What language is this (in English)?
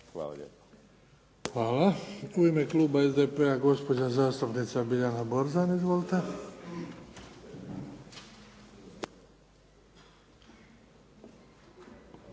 Croatian